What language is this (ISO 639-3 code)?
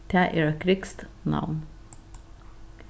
fao